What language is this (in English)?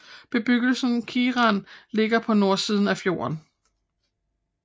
Danish